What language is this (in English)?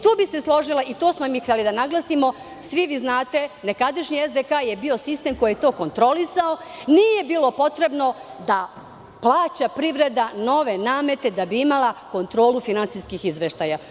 Serbian